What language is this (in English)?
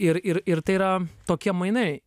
Lithuanian